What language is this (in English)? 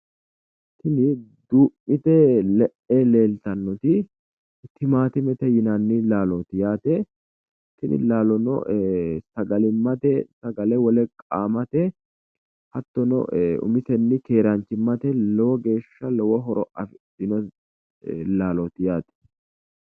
Sidamo